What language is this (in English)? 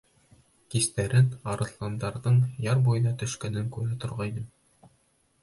Bashkir